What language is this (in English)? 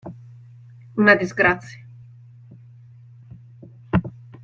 Italian